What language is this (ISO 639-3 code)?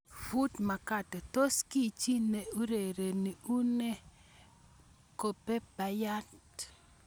kln